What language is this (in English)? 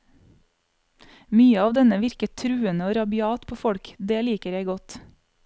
Norwegian